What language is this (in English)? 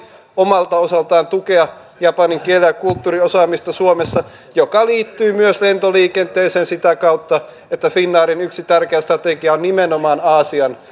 Finnish